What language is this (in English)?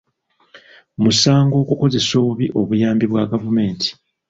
Ganda